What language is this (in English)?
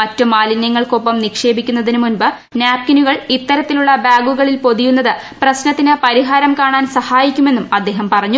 Malayalam